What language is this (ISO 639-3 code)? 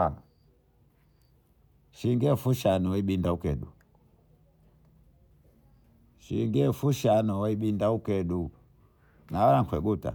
bou